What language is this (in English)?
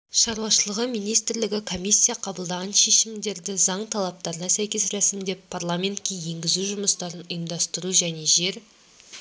Kazakh